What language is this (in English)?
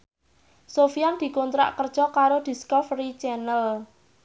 Javanese